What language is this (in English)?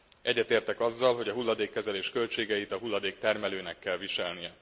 Hungarian